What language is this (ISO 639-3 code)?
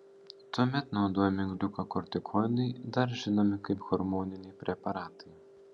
lit